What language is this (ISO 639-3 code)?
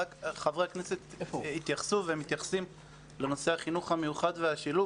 heb